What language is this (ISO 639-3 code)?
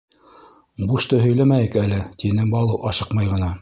bak